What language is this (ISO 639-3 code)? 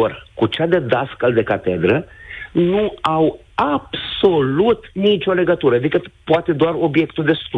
ron